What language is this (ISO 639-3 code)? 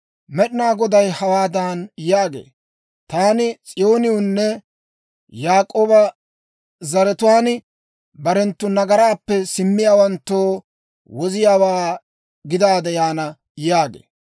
dwr